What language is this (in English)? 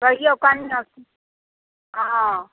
Maithili